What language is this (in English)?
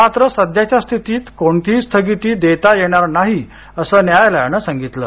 Marathi